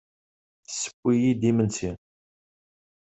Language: Kabyle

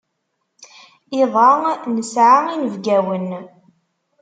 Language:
Kabyle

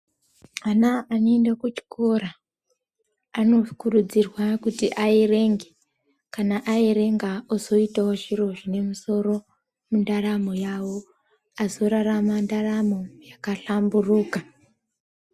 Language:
Ndau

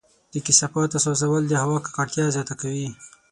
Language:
Pashto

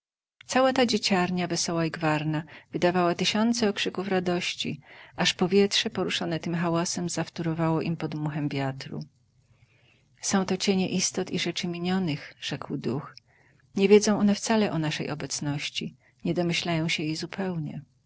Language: Polish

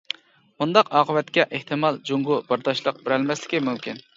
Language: Uyghur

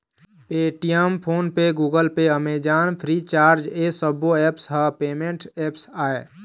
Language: Chhattisgarhi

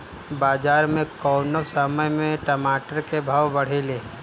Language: Bhojpuri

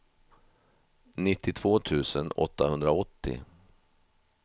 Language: Swedish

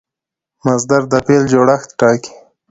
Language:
Pashto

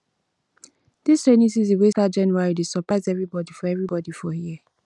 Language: Nigerian Pidgin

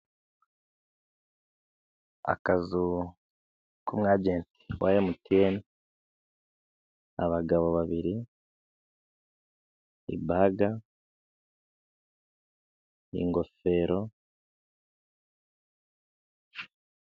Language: Kinyarwanda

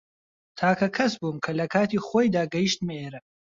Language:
Central Kurdish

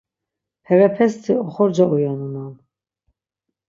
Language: Laz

